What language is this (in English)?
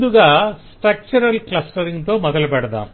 Telugu